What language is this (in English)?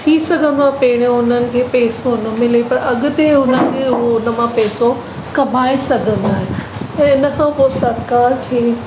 Sindhi